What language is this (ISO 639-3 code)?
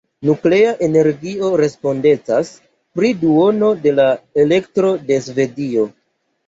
epo